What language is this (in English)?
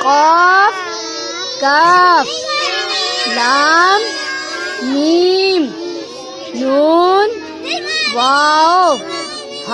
Urdu